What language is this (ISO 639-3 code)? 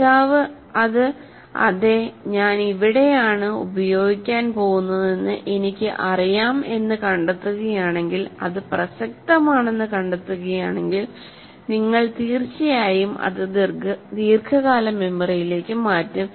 mal